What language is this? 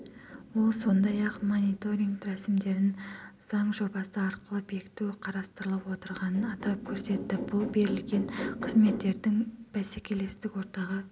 Kazakh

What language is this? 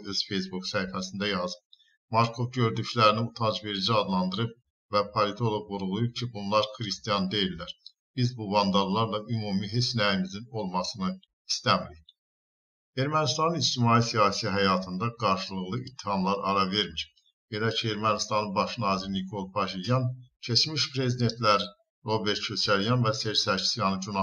Turkish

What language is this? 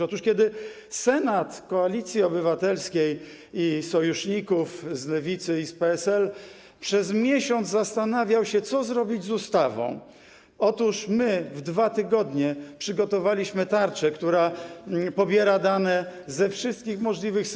Polish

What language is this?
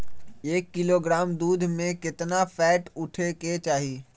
Magahi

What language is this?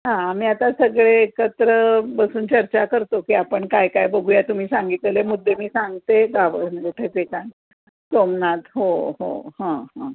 Marathi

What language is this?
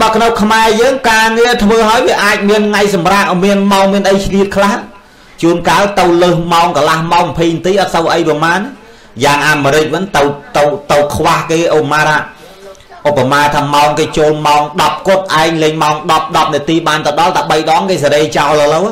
Vietnamese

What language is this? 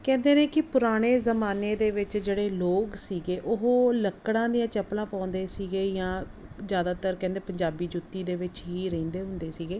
Punjabi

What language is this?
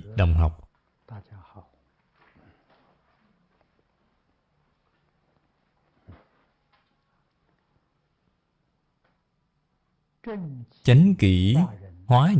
Vietnamese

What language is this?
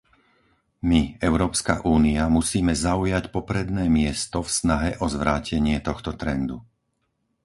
Slovak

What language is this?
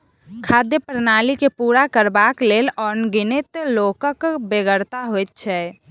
Maithili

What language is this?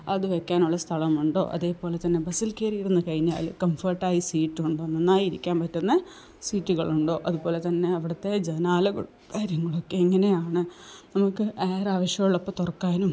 Malayalam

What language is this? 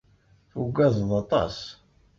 Kabyle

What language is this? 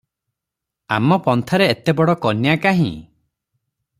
Odia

